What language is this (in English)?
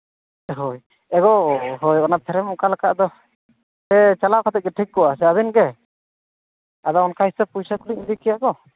Santali